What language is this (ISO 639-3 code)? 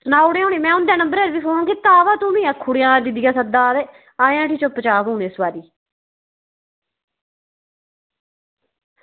doi